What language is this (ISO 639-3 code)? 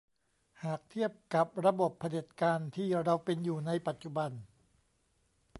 tha